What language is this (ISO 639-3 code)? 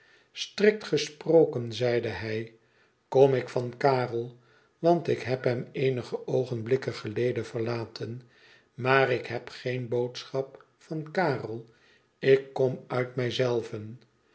nld